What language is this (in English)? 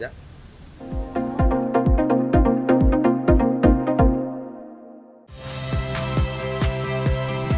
Indonesian